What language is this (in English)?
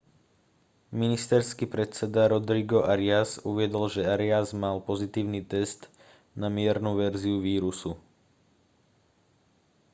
Slovak